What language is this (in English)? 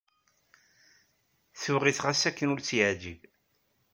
Kabyle